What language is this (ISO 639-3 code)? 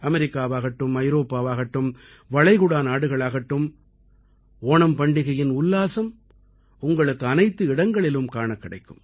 tam